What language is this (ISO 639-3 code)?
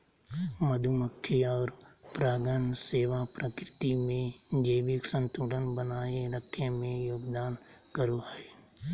mag